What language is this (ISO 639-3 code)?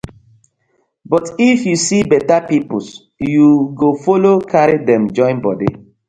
pcm